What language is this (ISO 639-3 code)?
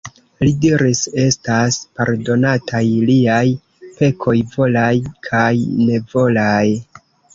epo